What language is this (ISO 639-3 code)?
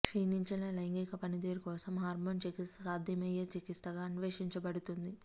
tel